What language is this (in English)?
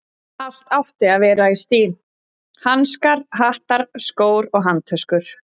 Icelandic